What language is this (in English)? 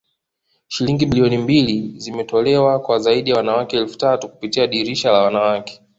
Swahili